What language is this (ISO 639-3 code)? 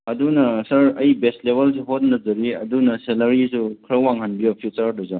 mni